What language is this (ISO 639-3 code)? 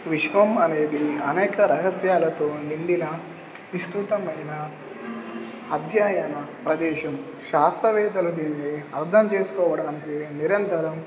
tel